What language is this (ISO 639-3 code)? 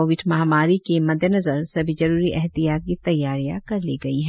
hin